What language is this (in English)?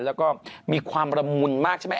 Thai